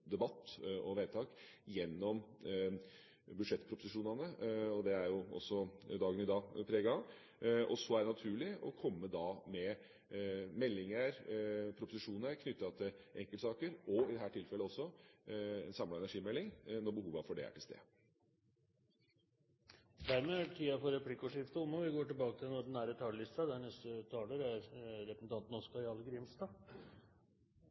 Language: Norwegian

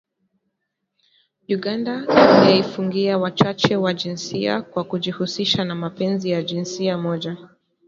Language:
Swahili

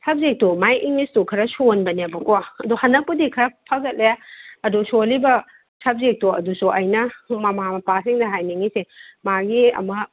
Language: Manipuri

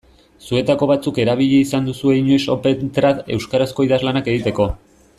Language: Basque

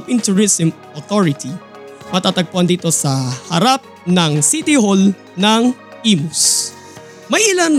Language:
Filipino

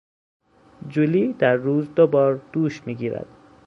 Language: Persian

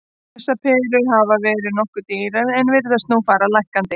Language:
Icelandic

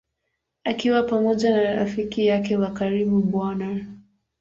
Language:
Swahili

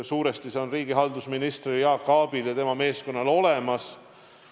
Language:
Estonian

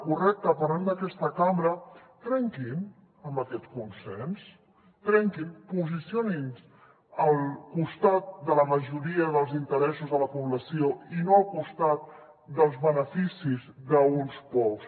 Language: Catalan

